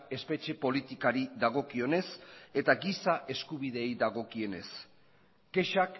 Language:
Basque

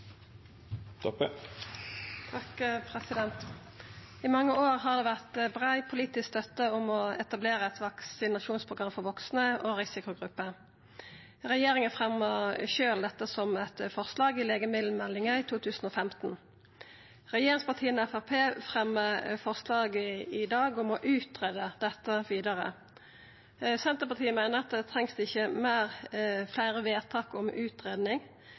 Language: Norwegian Nynorsk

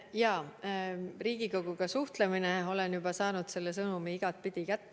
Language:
Estonian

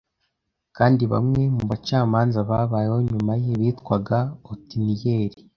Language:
Kinyarwanda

